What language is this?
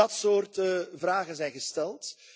Dutch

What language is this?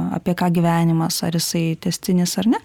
Lithuanian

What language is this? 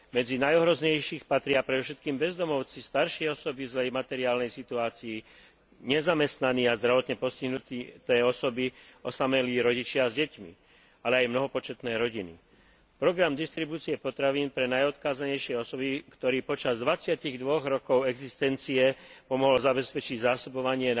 Slovak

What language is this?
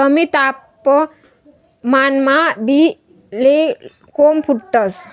Marathi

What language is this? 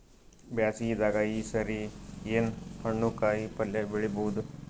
Kannada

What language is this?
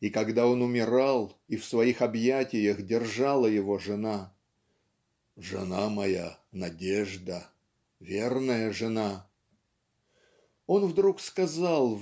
Russian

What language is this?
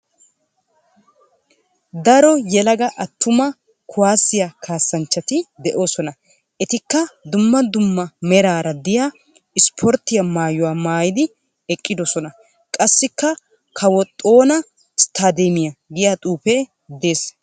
Wolaytta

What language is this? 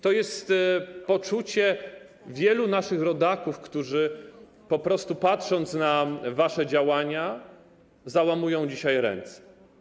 Polish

